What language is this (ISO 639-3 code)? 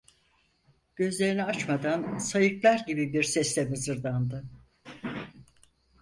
tur